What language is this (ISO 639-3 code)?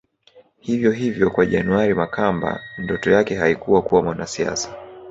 swa